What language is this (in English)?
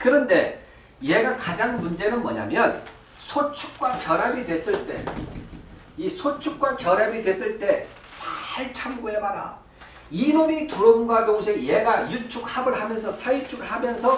Korean